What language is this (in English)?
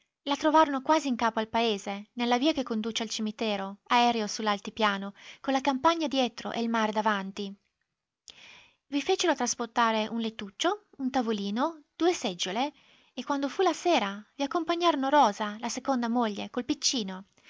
Italian